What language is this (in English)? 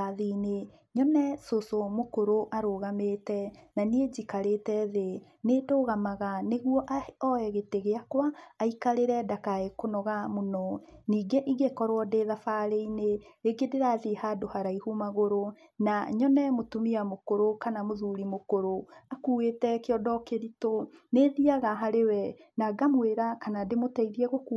Kikuyu